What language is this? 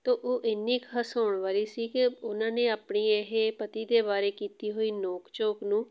Punjabi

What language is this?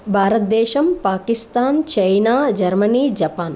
Sanskrit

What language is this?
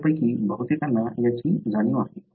Marathi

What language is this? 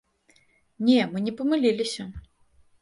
Belarusian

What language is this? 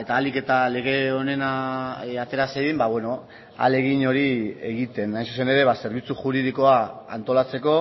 Basque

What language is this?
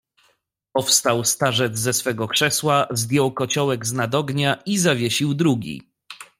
Polish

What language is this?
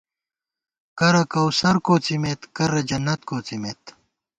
Gawar-Bati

